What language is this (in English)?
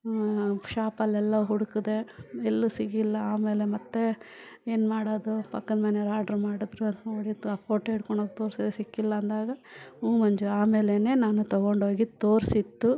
Kannada